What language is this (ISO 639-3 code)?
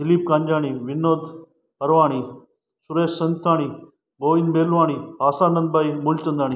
snd